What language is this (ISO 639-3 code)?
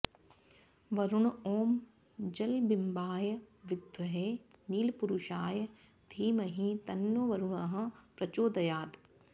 san